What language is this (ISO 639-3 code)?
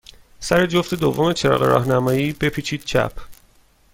fas